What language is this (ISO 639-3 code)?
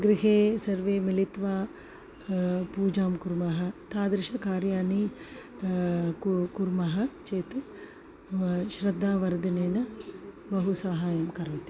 san